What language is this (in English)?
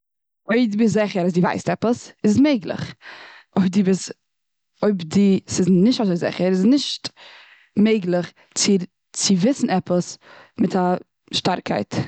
Yiddish